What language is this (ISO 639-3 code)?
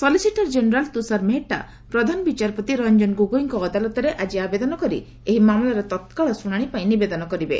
ori